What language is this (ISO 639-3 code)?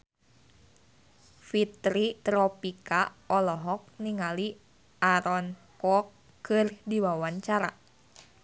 sun